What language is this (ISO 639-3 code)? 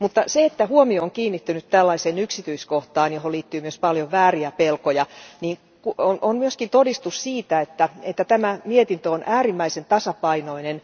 fin